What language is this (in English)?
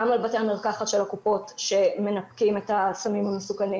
Hebrew